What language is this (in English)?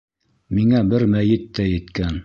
Bashkir